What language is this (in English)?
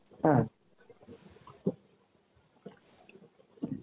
Bangla